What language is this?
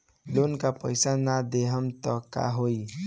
Bhojpuri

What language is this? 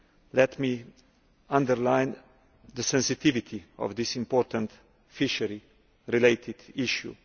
English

